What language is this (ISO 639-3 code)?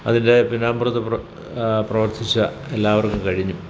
mal